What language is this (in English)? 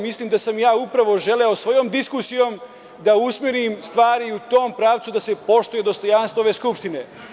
Serbian